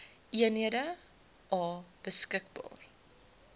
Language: Afrikaans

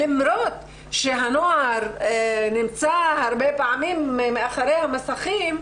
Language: Hebrew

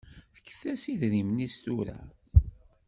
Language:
Kabyle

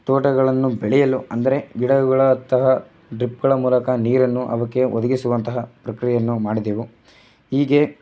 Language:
Kannada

